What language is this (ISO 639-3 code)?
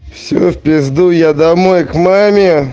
rus